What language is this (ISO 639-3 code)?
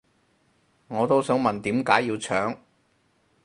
yue